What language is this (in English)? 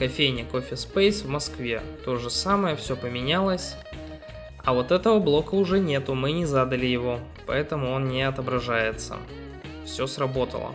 Russian